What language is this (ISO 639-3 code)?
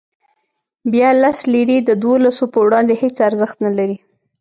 pus